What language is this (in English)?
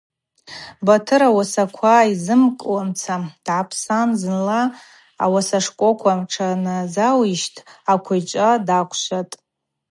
Abaza